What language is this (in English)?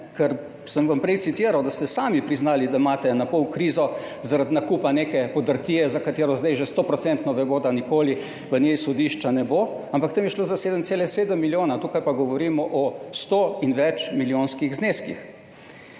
Slovenian